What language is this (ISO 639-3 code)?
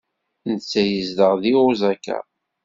kab